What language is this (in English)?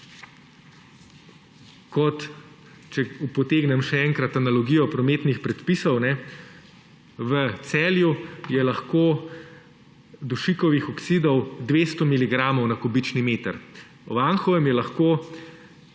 Slovenian